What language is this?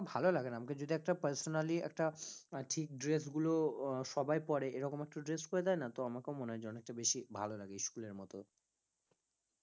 Bangla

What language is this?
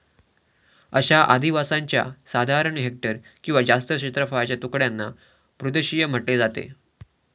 Marathi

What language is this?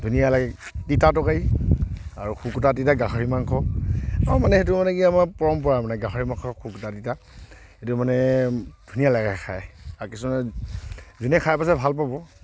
Assamese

